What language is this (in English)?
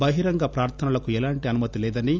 Telugu